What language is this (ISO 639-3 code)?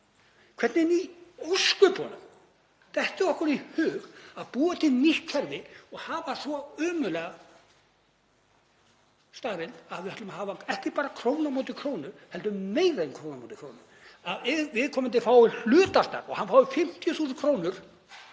isl